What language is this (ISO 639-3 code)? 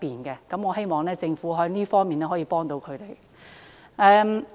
yue